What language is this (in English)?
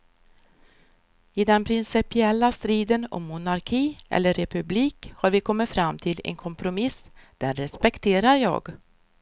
Swedish